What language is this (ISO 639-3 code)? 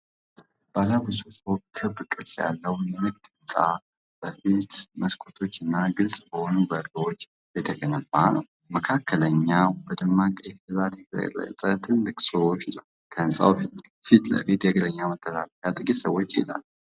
amh